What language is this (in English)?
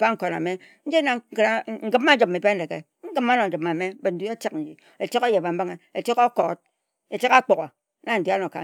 Ejagham